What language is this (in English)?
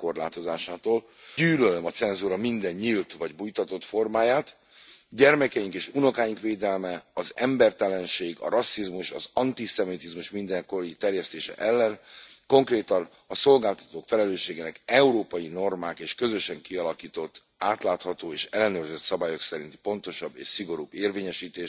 Hungarian